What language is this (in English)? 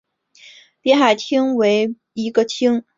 Chinese